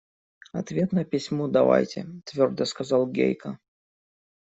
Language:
Russian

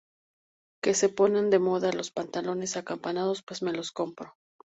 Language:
Spanish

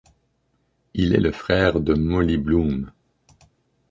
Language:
French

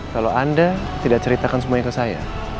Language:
Indonesian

